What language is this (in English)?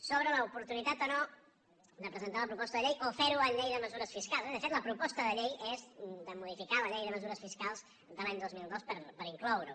Catalan